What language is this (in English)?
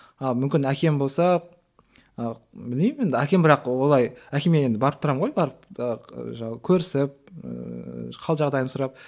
Kazakh